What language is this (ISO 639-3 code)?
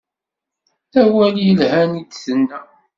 kab